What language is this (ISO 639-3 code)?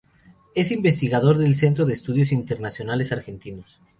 spa